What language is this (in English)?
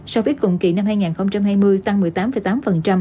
Vietnamese